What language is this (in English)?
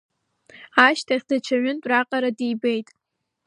Abkhazian